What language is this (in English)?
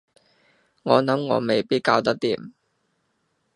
Cantonese